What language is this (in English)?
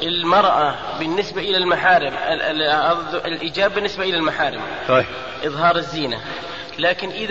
Arabic